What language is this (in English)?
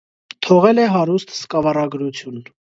Armenian